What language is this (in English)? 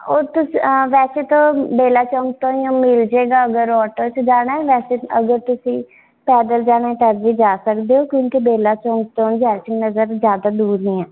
Punjabi